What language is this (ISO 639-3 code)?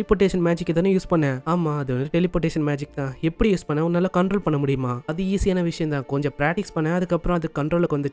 tam